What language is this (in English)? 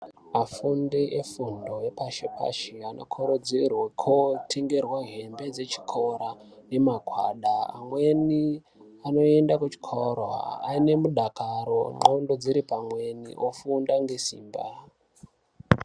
Ndau